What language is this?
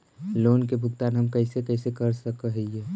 Magahi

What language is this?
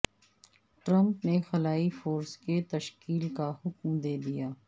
Urdu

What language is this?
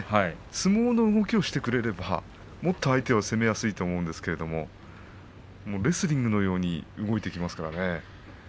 Japanese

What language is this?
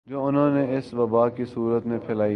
Urdu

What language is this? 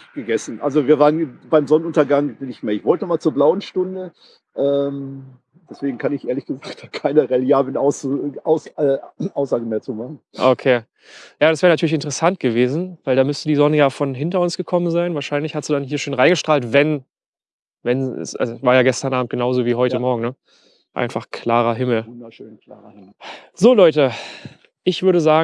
German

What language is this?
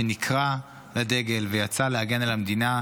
Hebrew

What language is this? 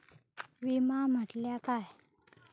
Marathi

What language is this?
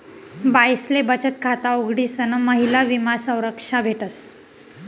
Marathi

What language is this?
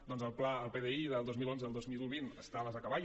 Catalan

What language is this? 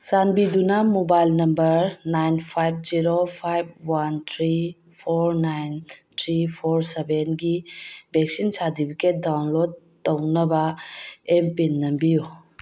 Manipuri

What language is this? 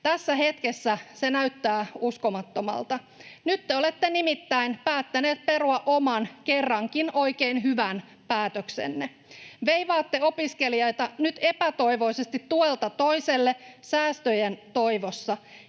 Finnish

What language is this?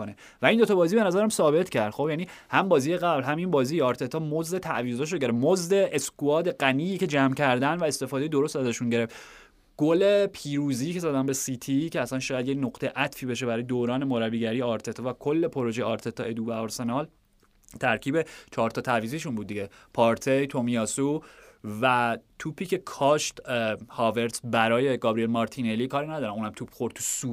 Persian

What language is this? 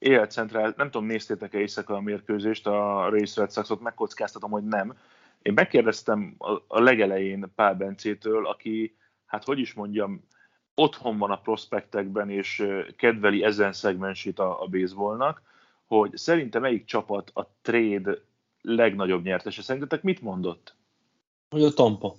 Hungarian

